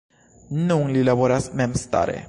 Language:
Esperanto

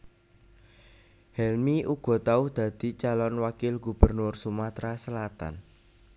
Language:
Javanese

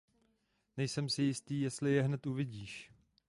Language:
Czech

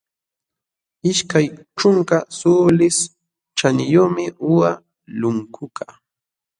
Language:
Jauja Wanca Quechua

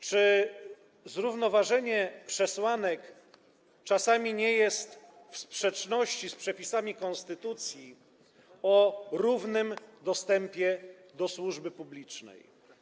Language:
Polish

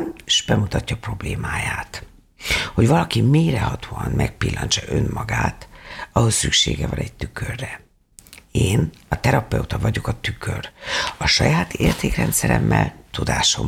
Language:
Hungarian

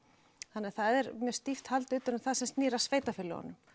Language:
Icelandic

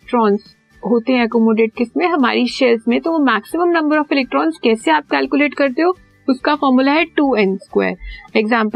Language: Hindi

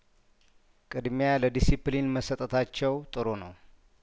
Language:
Amharic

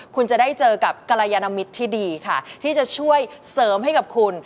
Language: Thai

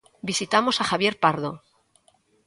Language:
Galician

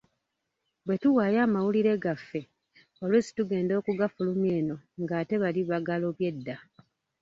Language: Ganda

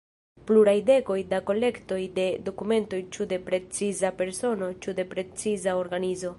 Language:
Esperanto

